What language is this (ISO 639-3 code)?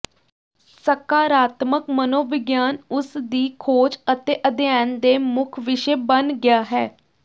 pan